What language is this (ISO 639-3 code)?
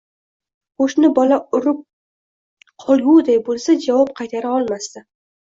uzb